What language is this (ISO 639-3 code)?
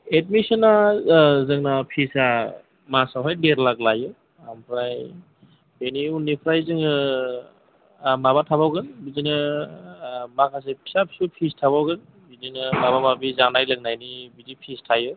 brx